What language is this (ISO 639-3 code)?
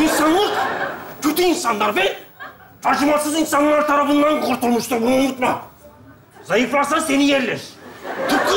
tur